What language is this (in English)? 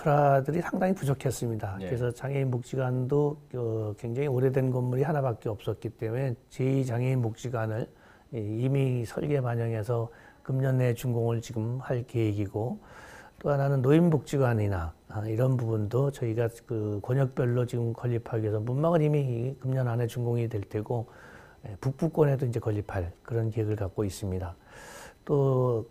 Korean